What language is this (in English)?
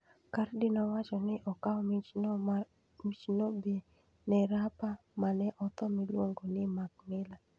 Luo (Kenya and Tanzania)